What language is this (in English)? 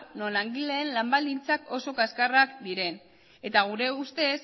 Basque